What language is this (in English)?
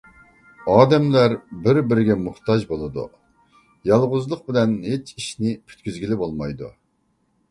Uyghur